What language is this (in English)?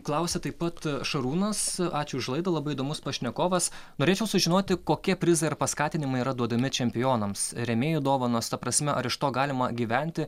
Lithuanian